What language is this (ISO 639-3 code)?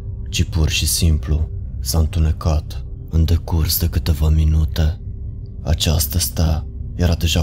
ron